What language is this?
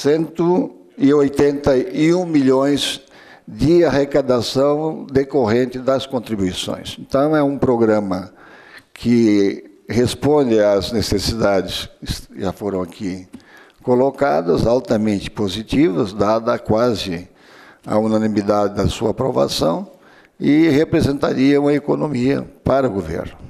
Portuguese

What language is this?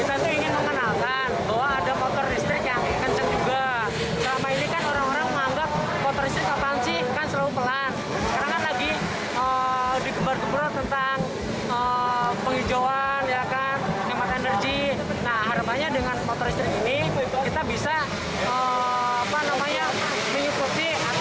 Indonesian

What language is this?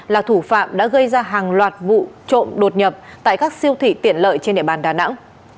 Vietnamese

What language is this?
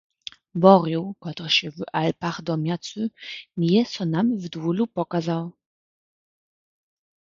Upper Sorbian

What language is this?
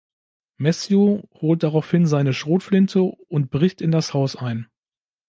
German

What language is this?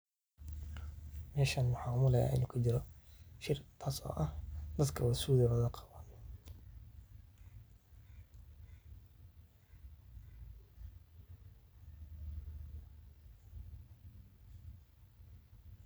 Somali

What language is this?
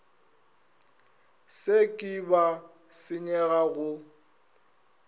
Northern Sotho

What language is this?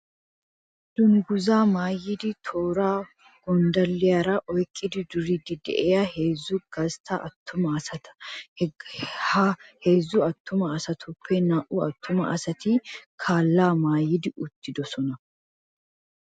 Wolaytta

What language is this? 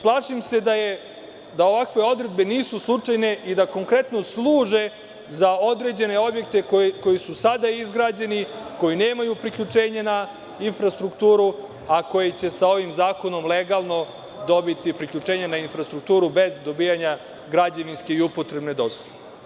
Serbian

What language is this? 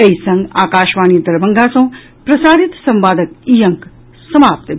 Maithili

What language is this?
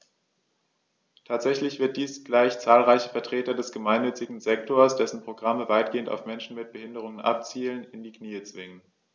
German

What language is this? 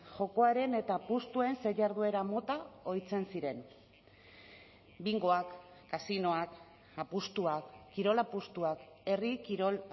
Basque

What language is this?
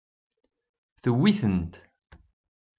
Kabyle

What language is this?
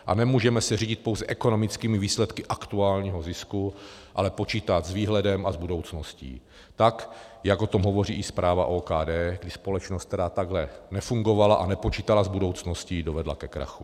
Czech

